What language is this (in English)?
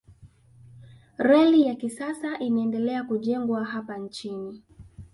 Swahili